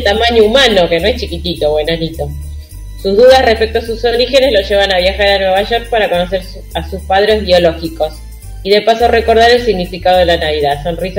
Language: Spanish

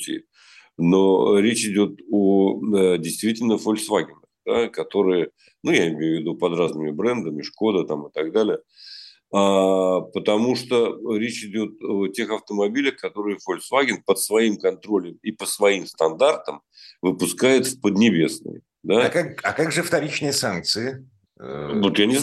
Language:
Russian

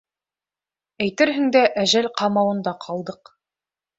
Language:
Bashkir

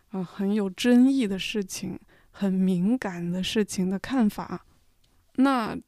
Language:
Chinese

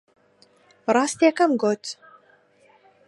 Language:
Central Kurdish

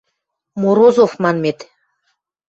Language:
Western Mari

